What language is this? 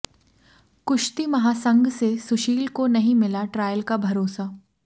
Hindi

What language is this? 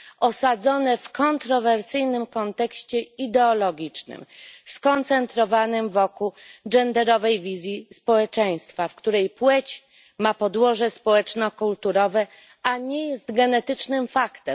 Polish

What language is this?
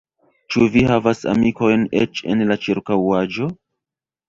Esperanto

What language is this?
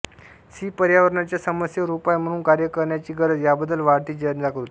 Marathi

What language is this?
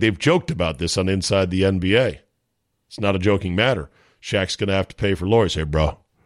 English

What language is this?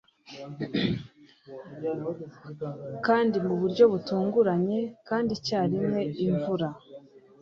Kinyarwanda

